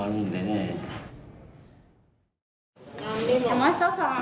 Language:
Japanese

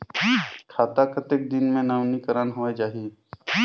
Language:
Chhattisgarhi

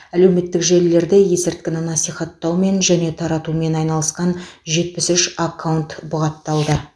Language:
Kazakh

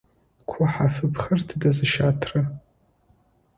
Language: Adyghe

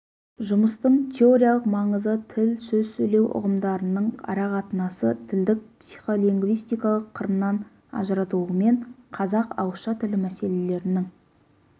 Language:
Kazakh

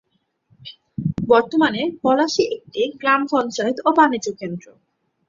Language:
Bangla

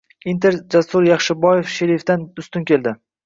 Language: Uzbek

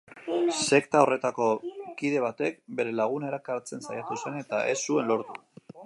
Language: Basque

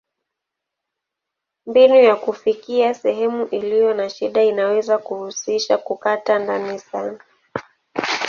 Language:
Swahili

